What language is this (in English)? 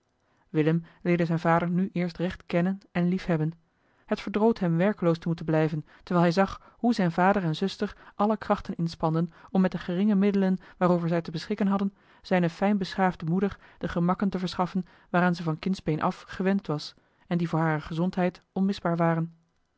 Dutch